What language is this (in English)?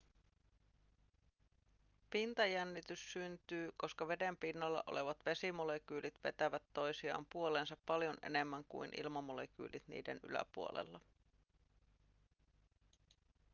Finnish